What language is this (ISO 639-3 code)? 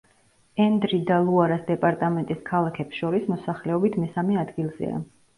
kat